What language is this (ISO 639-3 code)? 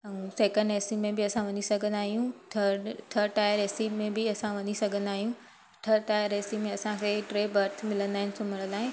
snd